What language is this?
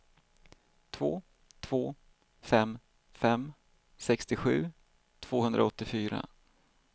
Swedish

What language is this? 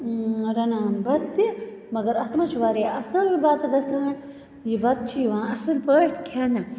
Kashmiri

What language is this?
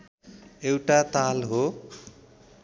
Nepali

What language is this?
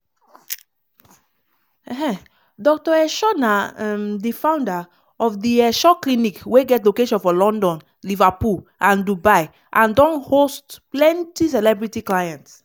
Nigerian Pidgin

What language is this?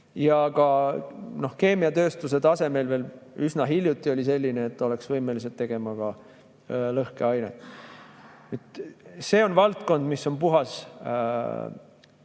Estonian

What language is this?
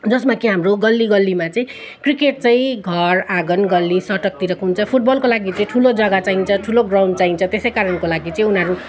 Nepali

